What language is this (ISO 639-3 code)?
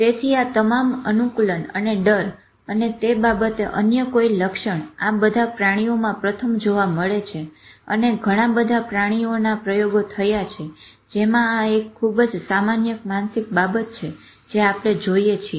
guj